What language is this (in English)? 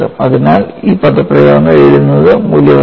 Malayalam